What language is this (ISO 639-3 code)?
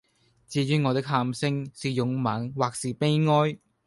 yue